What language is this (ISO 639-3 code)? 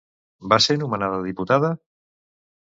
cat